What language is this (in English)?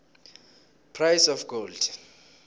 South Ndebele